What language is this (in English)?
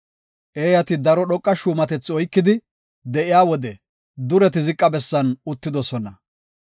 Gofa